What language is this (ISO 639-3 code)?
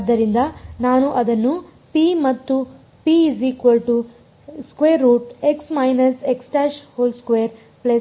kan